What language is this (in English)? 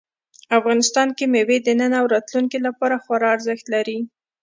Pashto